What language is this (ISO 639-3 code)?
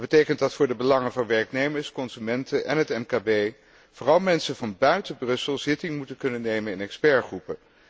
nld